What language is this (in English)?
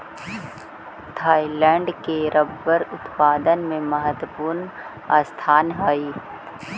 Magahi